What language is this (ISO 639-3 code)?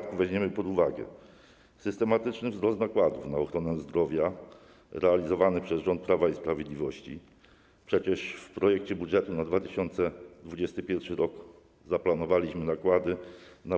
pol